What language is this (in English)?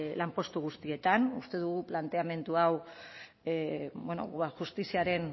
Basque